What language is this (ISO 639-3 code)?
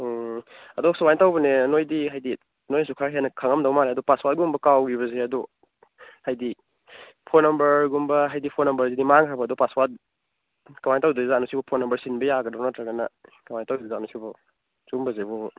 mni